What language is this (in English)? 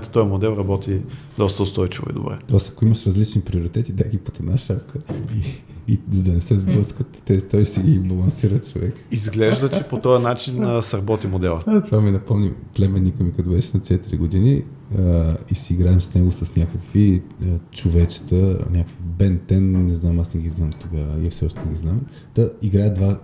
Bulgarian